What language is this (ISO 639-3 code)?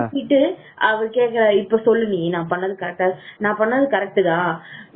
tam